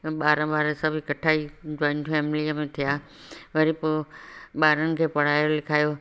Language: Sindhi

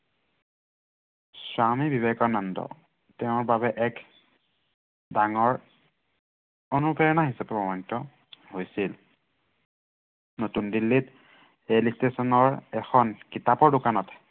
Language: Assamese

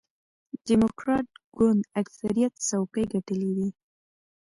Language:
Pashto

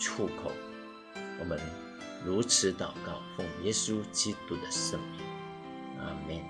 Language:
Chinese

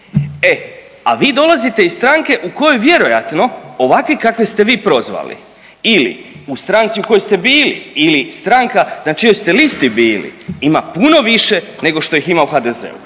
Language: Croatian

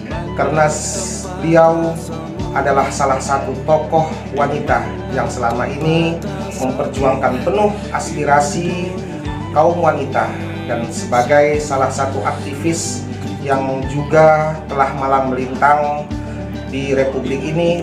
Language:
Indonesian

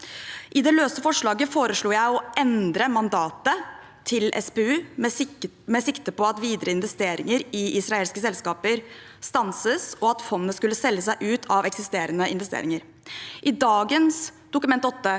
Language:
Norwegian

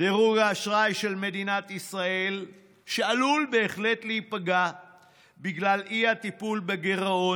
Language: Hebrew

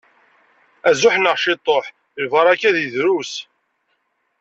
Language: Kabyle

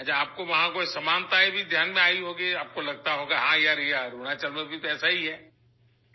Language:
Urdu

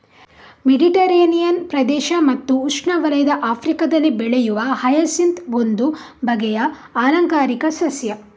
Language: Kannada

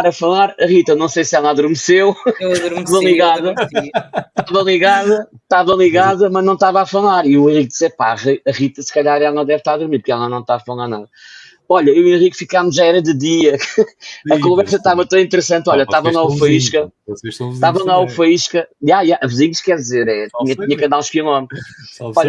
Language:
Portuguese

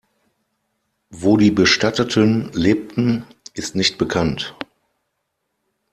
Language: German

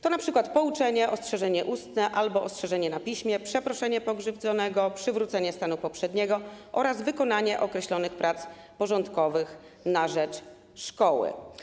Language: Polish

